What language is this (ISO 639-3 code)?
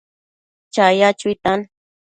mcf